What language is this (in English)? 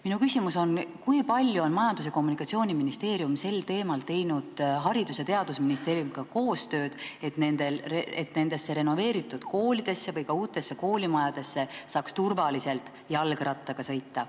Estonian